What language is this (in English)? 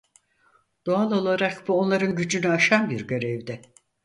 Turkish